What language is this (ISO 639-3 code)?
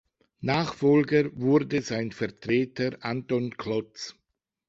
deu